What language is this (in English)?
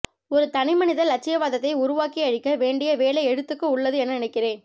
Tamil